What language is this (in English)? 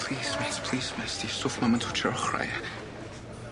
Welsh